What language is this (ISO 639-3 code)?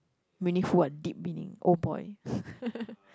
eng